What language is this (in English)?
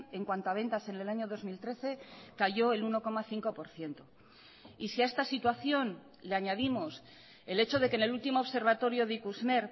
Spanish